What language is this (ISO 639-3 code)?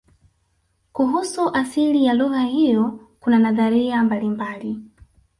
swa